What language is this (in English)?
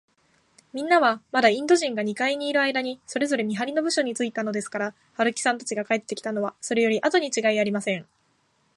Japanese